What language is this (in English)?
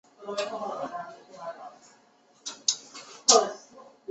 Chinese